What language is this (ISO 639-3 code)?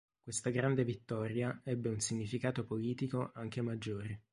ita